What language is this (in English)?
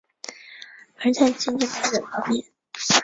Chinese